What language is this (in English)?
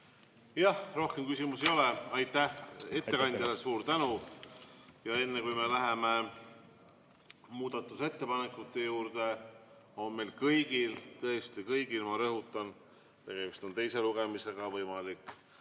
Estonian